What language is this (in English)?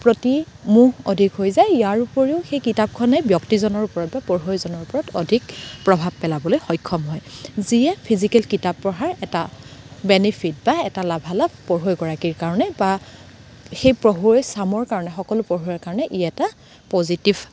Assamese